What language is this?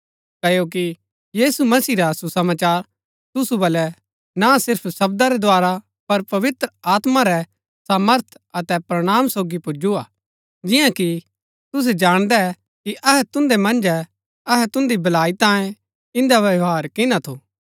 Gaddi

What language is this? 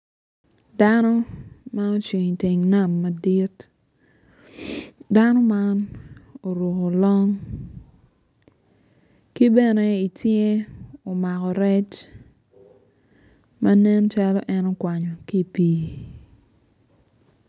Acoli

